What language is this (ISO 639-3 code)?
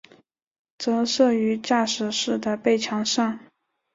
zho